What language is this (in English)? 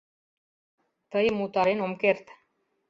Mari